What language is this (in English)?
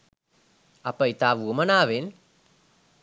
Sinhala